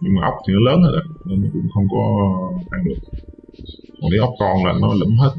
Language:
Vietnamese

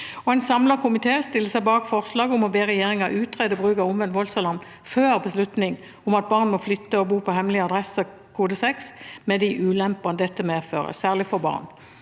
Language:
Norwegian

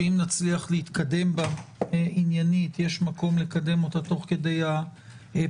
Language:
Hebrew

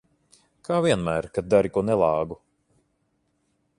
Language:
Latvian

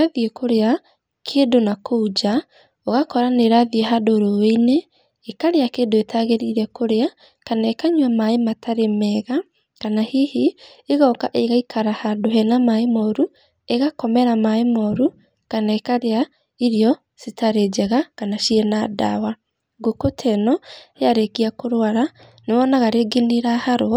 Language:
Kikuyu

